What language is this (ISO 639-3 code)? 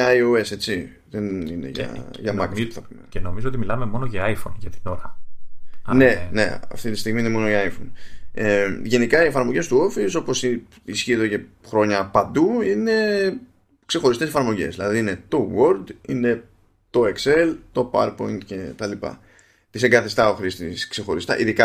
ell